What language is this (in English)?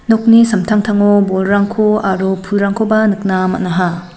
Garo